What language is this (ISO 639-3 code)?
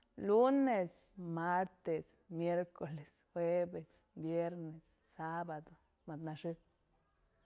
mzl